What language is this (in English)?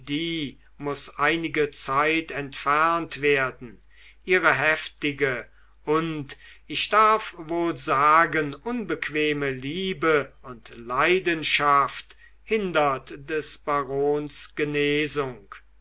German